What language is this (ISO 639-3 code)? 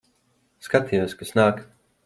lav